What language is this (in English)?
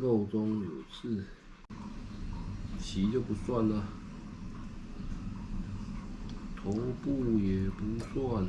Chinese